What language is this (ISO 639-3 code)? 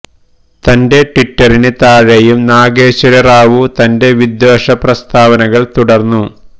mal